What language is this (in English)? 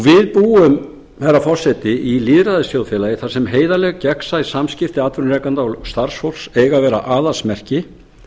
Icelandic